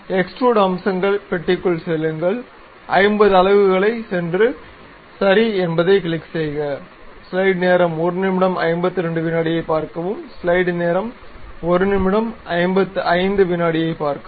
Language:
Tamil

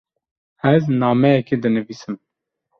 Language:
Kurdish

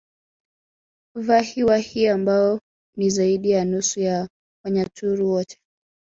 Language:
Swahili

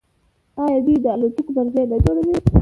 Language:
Pashto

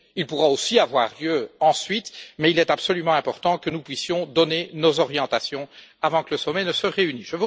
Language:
French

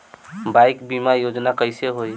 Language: Bhojpuri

